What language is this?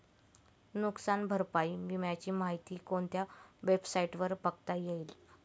Marathi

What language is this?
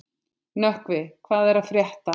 Icelandic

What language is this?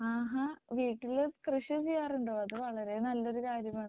Malayalam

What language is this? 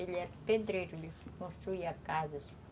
Portuguese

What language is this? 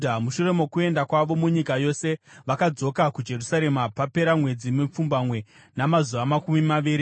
Shona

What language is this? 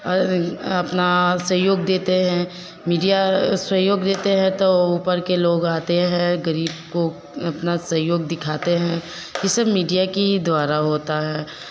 Hindi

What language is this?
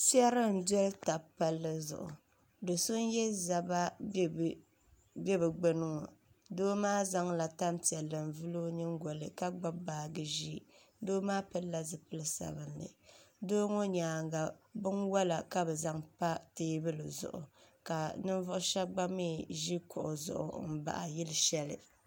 Dagbani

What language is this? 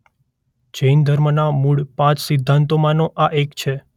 Gujarati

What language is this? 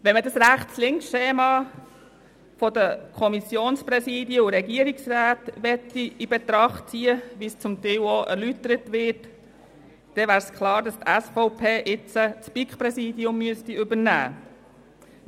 Swiss German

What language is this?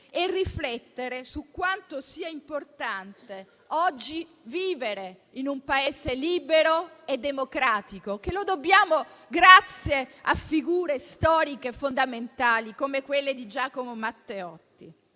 Italian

